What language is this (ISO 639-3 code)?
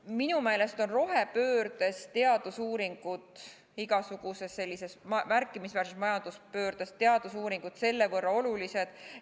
est